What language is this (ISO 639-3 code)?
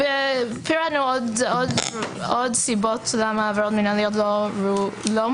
heb